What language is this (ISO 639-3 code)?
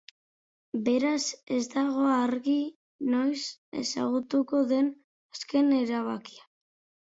eus